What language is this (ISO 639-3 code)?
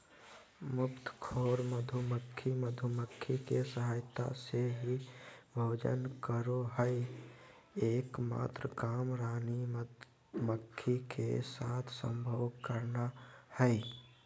mag